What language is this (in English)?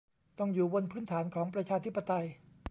Thai